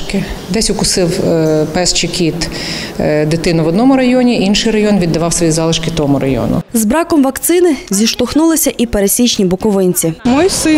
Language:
Ukrainian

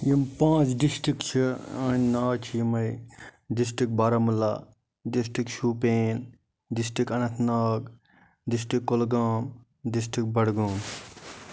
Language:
Kashmiri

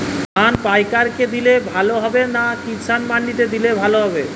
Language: Bangla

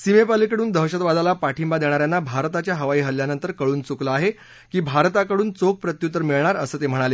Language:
Marathi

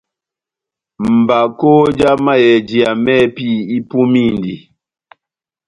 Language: Batanga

